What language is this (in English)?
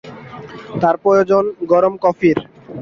Bangla